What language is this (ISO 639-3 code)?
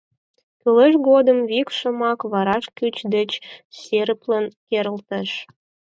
chm